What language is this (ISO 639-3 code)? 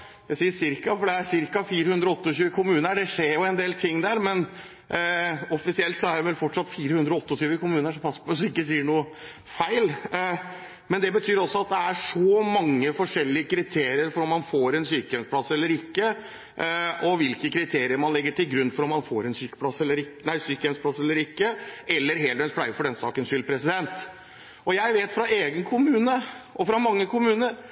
nob